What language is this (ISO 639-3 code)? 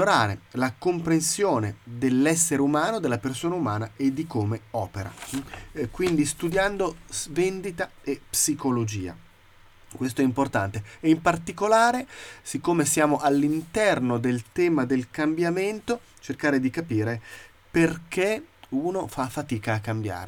ita